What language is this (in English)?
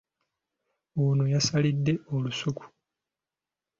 Ganda